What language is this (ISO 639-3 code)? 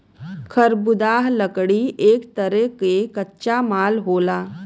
bho